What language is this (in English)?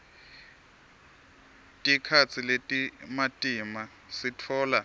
Swati